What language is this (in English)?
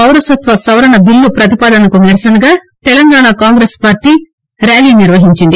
Telugu